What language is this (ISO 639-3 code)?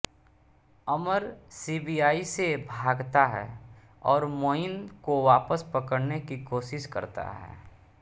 hin